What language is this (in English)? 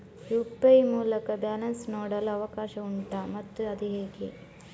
Kannada